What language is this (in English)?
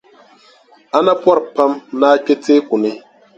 Dagbani